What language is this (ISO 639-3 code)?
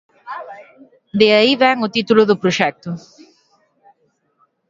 glg